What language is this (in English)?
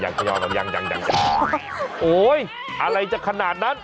Thai